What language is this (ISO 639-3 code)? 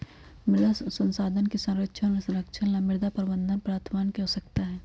mag